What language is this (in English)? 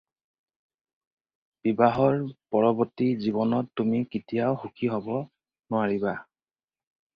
Assamese